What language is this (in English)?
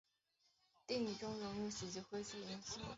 Chinese